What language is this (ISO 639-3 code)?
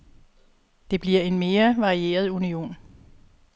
dan